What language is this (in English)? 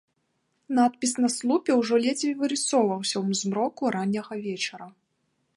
Belarusian